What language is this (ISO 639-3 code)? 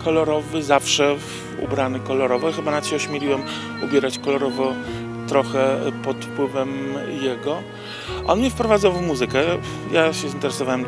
pol